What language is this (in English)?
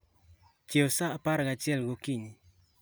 Luo (Kenya and Tanzania)